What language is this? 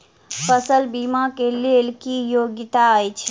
Maithili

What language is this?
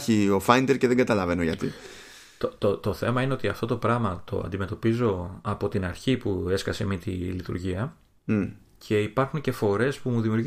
Greek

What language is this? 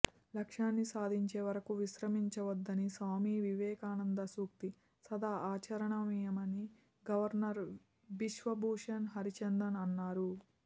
Telugu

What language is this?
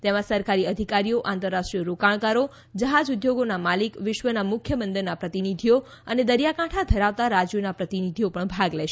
Gujarati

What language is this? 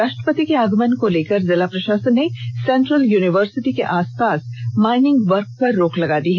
Hindi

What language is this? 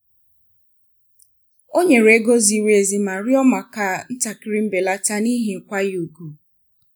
Igbo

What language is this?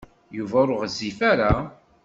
Kabyle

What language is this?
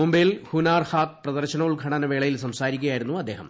Malayalam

